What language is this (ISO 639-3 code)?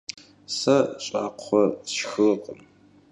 kbd